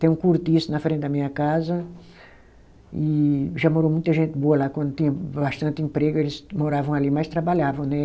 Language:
Portuguese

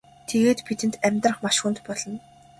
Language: Mongolian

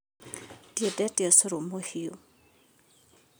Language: Kikuyu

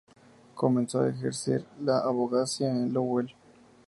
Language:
Spanish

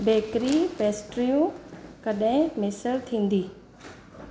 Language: Sindhi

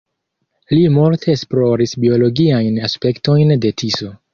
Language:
Esperanto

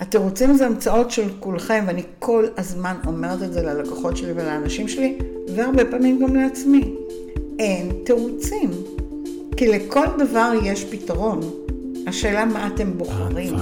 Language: Hebrew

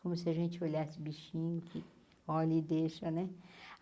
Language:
Portuguese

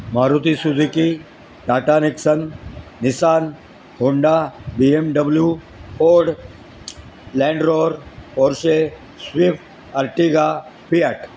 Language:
Marathi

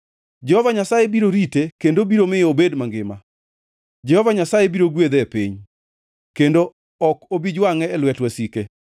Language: Luo (Kenya and Tanzania)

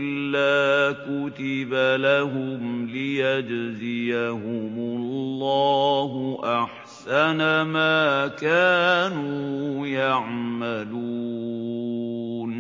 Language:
Arabic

